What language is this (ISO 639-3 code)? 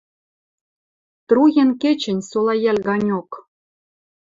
mrj